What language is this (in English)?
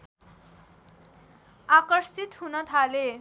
Nepali